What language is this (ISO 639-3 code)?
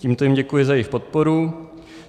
ces